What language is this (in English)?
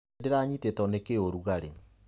Kikuyu